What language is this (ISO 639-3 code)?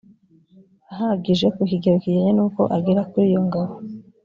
kin